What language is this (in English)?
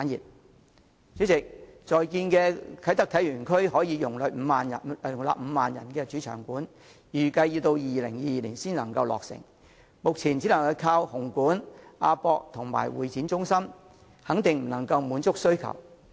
Cantonese